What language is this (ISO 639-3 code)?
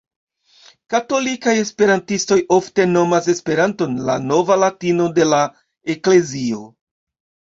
epo